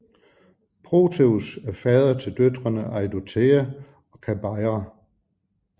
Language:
Danish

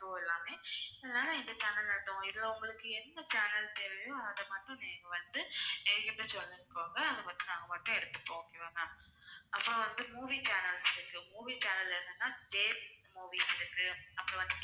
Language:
Tamil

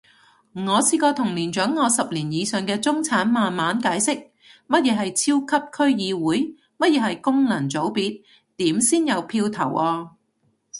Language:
Cantonese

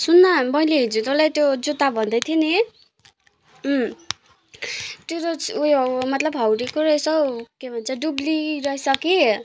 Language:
Nepali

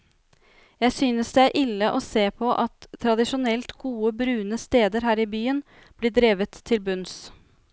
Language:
Norwegian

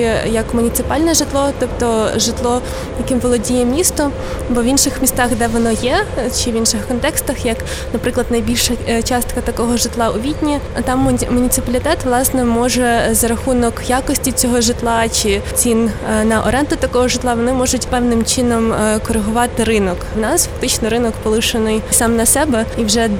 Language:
Ukrainian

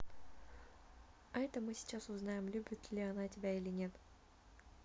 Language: Russian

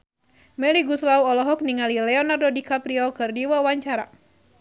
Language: Sundanese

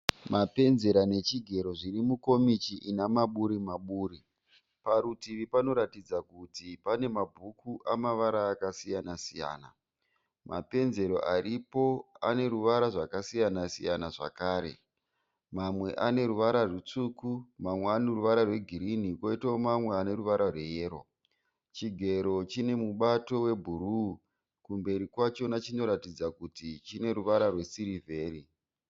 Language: Shona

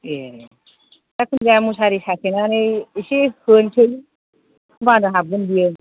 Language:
Bodo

